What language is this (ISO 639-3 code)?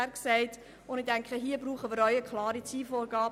gsw